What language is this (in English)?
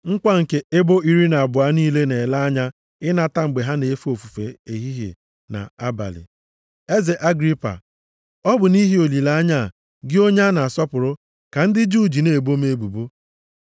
Igbo